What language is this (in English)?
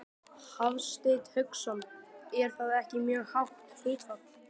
Icelandic